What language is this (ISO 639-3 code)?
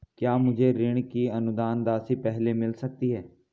hin